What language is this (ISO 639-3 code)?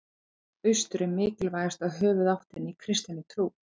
isl